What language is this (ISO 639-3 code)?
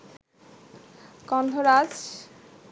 ben